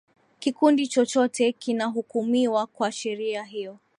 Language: Swahili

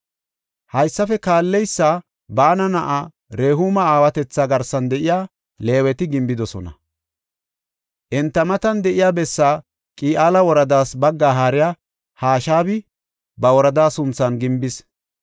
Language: Gofa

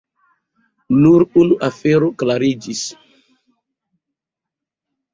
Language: Esperanto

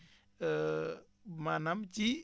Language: Wolof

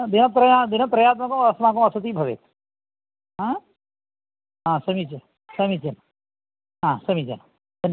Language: Sanskrit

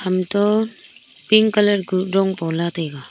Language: Wancho Naga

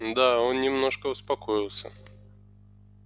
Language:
Russian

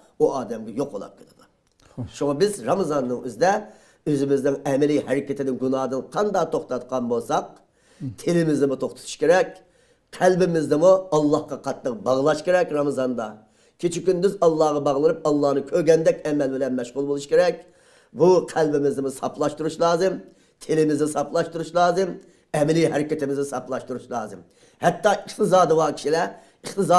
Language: Turkish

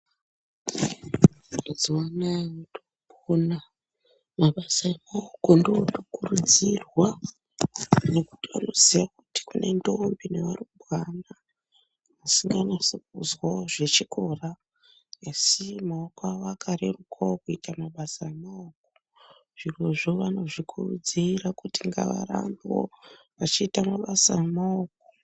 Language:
Ndau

